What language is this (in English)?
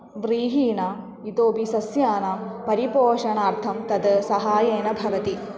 Sanskrit